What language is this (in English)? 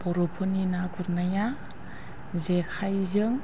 Bodo